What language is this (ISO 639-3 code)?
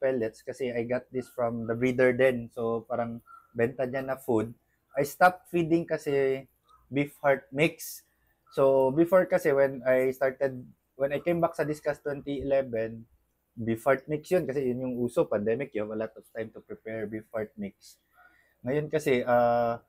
fil